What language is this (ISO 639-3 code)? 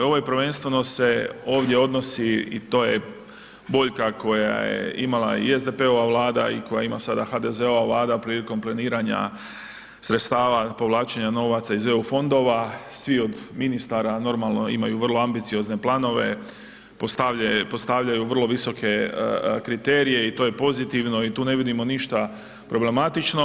hrv